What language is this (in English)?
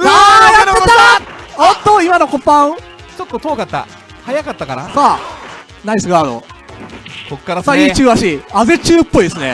Japanese